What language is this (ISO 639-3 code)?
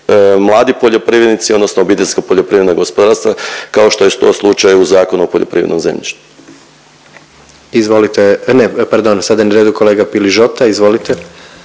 hrv